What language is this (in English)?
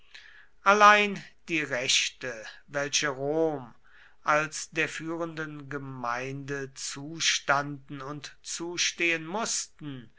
German